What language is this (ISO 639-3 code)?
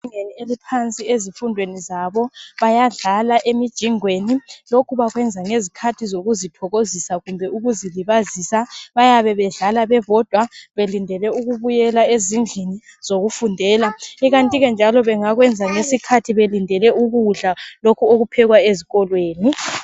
nde